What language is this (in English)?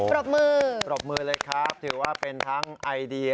Thai